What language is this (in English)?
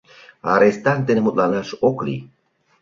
Mari